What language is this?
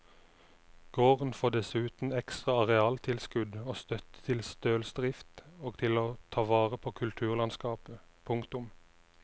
Norwegian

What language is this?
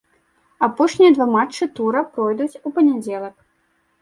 Belarusian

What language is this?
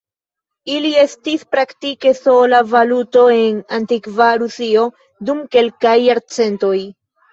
Esperanto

